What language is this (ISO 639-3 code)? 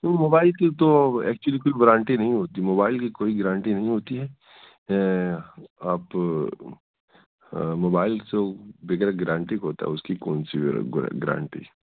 urd